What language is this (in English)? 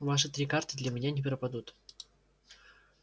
Russian